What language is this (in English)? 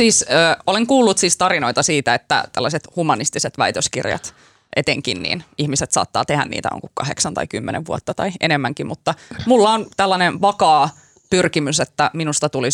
Finnish